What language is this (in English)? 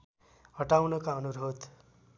Nepali